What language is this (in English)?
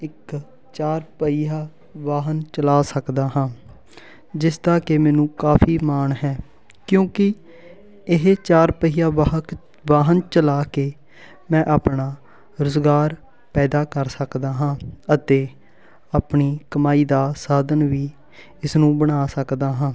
Punjabi